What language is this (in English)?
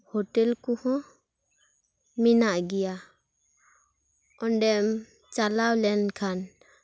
Santali